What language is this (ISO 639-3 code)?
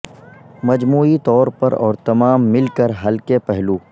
urd